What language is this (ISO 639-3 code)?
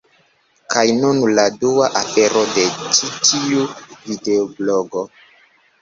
epo